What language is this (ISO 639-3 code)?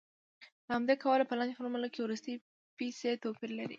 pus